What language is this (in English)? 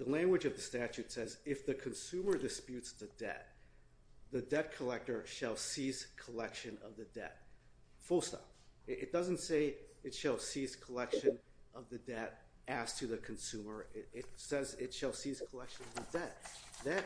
English